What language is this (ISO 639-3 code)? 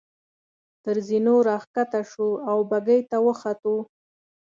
pus